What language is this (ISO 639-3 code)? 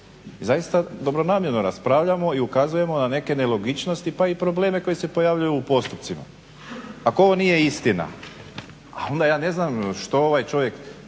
hrv